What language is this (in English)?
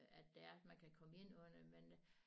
Danish